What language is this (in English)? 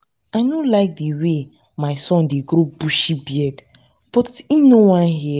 Nigerian Pidgin